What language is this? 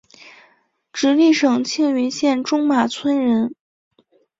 Chinese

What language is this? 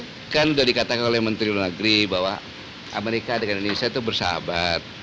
Indonesian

